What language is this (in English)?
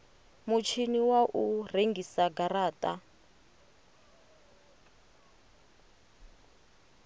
Venda